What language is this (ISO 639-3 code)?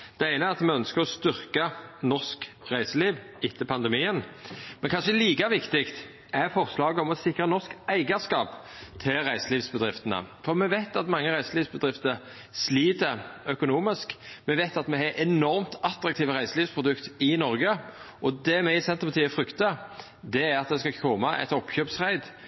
nno